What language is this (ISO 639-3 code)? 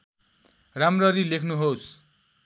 nep